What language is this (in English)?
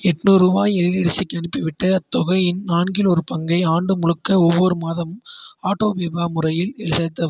Tamil